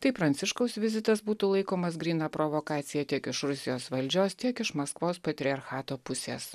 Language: Lithuanian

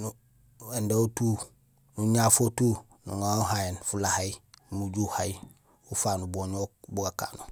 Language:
Gusilay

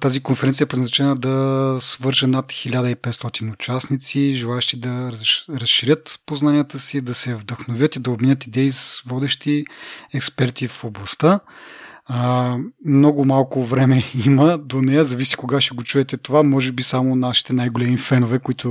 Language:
Bulgarian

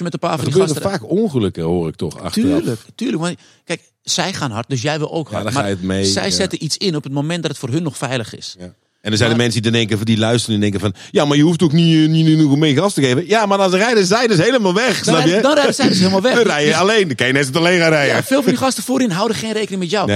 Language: Dutch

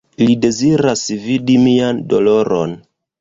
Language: Esperanto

